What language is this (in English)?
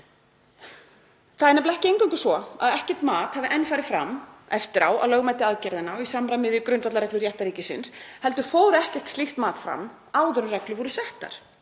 Icelandic